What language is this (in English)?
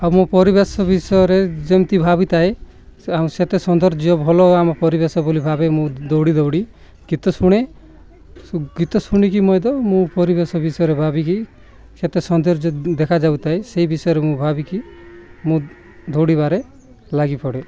Odia